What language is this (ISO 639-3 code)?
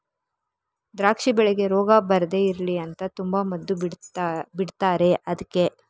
kan